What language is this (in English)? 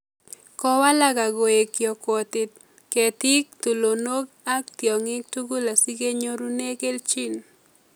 Kalenjin